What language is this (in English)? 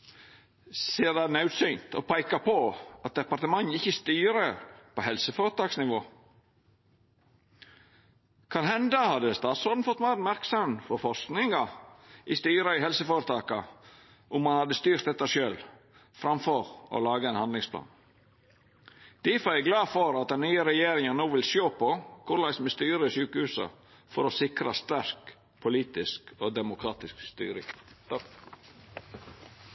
Norwegian Nynorsk